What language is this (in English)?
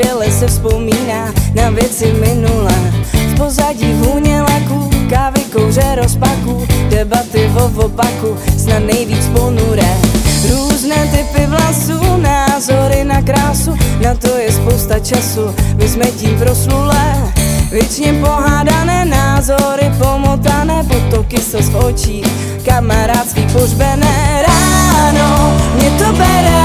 Czech